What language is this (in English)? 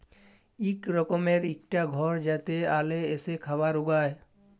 Bangla